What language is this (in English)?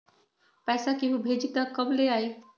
Magahi